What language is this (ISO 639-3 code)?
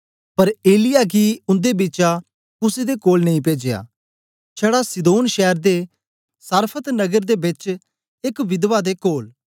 doi